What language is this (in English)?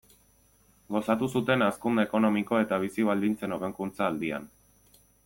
Basque